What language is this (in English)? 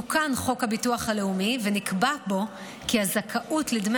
Hebrew